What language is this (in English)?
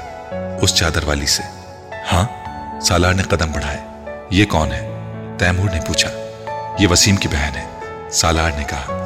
Urdu